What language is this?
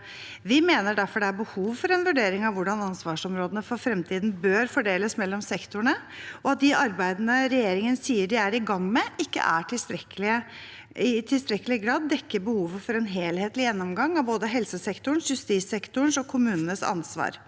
Norwegian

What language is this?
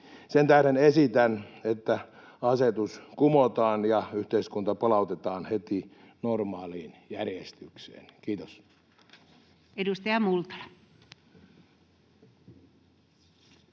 Finnish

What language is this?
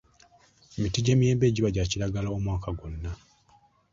Ganda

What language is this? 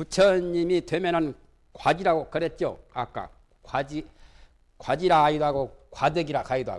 Korean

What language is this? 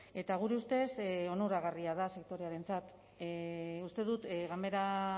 Basque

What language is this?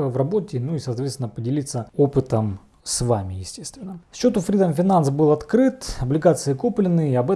Russian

